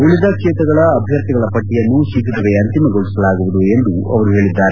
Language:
Kannada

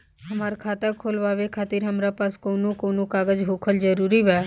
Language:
Bhojpuri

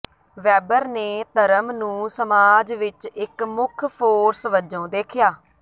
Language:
Punjabi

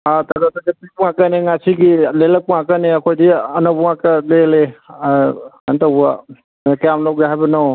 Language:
Manipuri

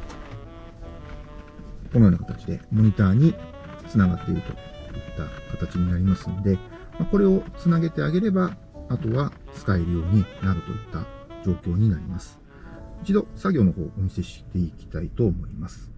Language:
Japanese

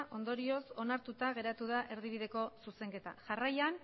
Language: Basque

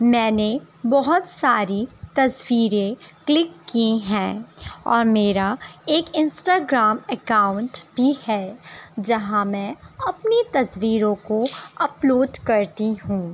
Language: Urdu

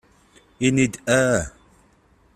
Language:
Kabyle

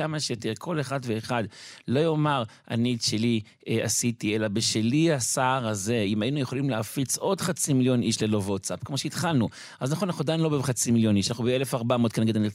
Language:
Hebrew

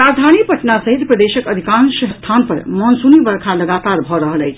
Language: Maithili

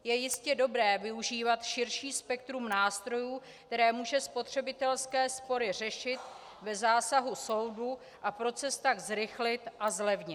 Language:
Czech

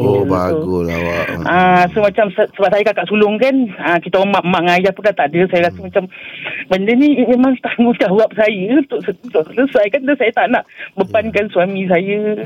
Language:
Malay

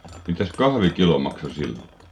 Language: Finnish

